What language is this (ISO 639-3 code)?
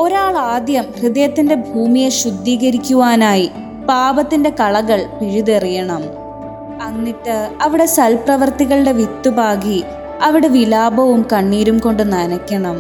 mal